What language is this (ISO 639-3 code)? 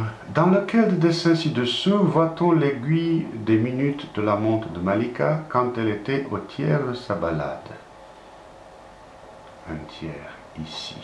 fra